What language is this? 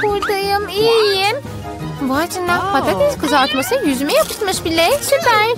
Turkish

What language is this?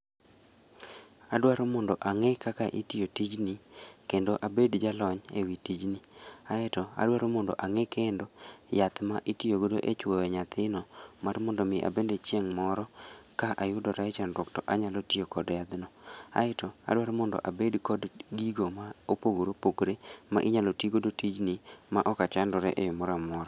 Luo (Kenya and Tanzania)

